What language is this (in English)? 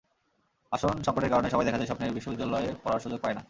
Bangla